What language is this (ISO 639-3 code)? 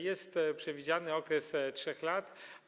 pol